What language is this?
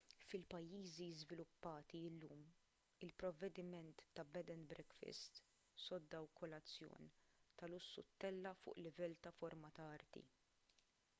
Maltese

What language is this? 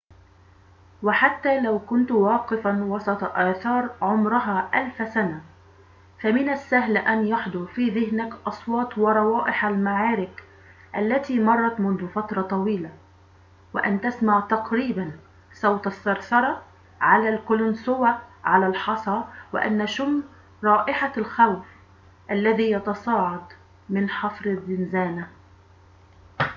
Arabic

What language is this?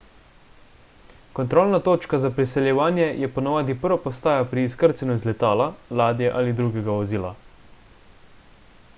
Slovenian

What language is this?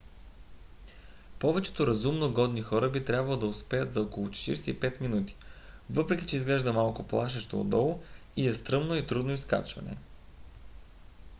Bulgarian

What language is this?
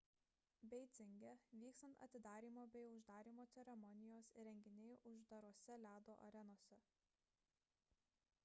Lithuanian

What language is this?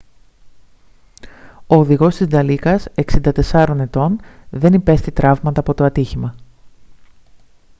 Greek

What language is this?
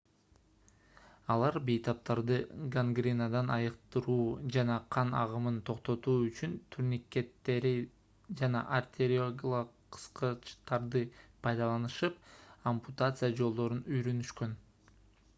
Kyrgyz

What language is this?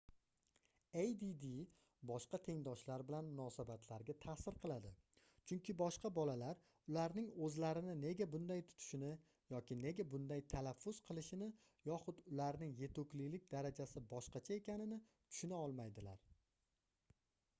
Uzbek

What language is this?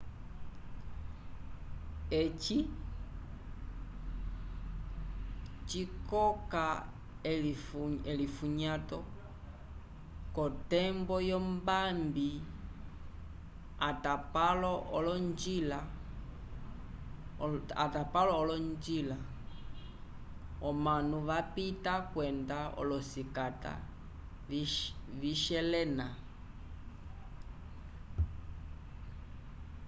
Umbundu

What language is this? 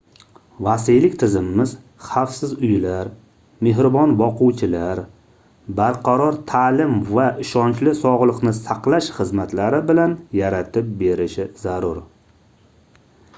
Uzbek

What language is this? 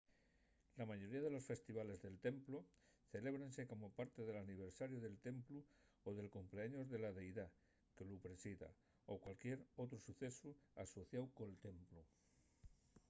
Asturian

